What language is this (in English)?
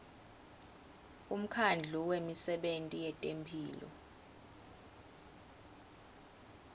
Swati